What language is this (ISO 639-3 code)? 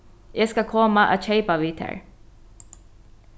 fao